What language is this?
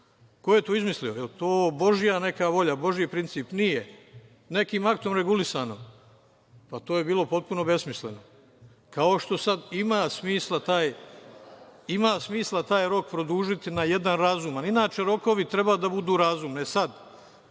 Serbian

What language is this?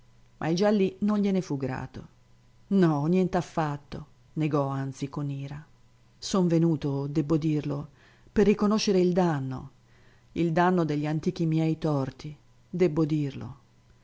Italian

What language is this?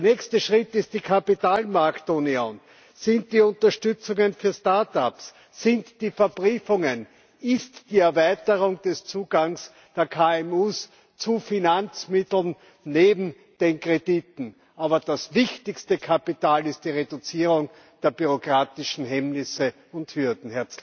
German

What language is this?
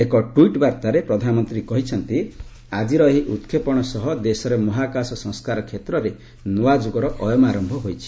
Odia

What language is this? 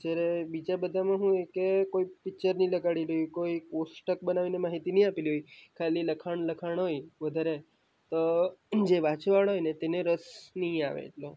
Gujarati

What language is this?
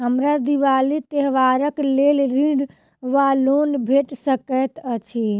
Maithili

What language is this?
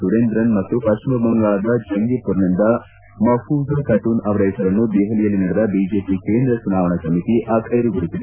Kannada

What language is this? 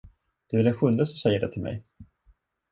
Swedish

